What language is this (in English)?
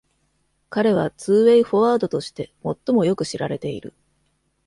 Japanese